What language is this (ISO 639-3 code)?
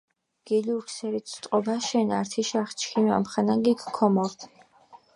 xmf